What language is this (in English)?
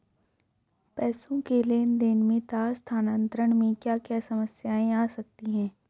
Hindi